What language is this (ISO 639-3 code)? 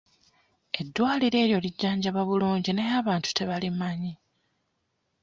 lug